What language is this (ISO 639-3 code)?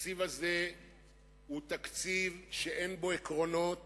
heb